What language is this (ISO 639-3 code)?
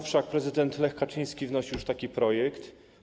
pol